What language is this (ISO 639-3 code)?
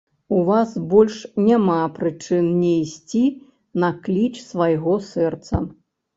bel